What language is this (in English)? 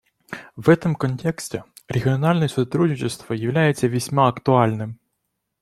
Russian